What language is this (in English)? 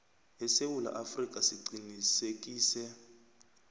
South Ndebele